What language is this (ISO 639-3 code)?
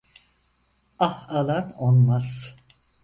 tur